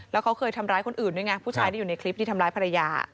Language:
Thai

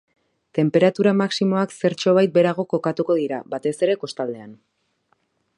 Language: Basque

